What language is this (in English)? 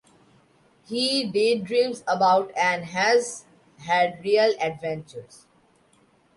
English